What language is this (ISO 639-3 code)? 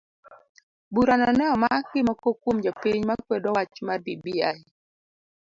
luo